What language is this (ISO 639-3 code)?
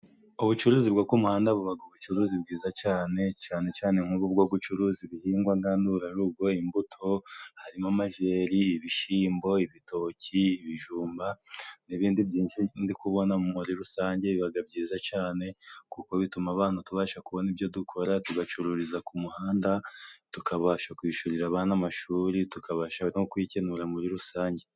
kin